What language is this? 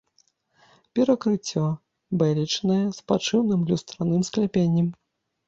Belarusian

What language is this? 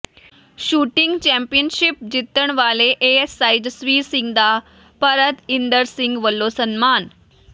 Punjabi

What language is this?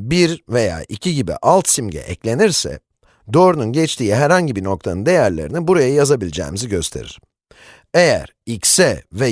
Turkish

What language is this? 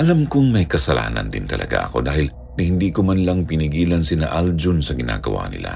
Filipino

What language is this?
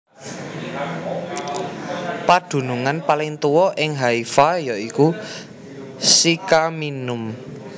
Javanese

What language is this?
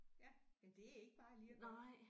Danish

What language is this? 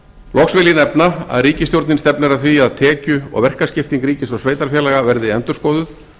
Icelandic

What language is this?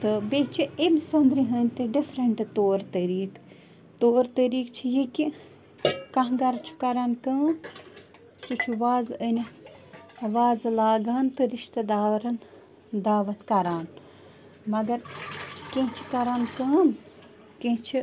Kashmiri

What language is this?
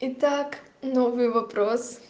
Russian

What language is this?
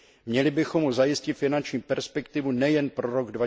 Czech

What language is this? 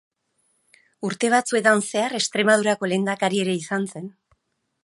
Basque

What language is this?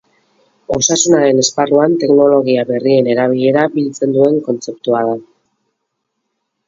Basque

